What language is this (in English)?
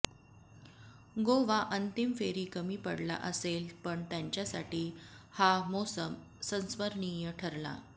Marathi